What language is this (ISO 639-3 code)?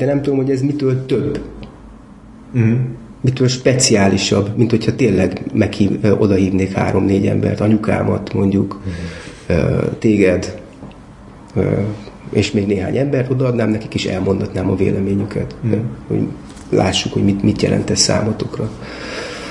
hun